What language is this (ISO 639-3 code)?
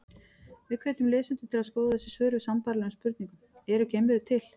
isl